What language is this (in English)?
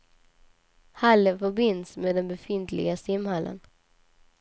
Swedish